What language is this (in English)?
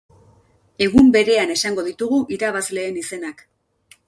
Basque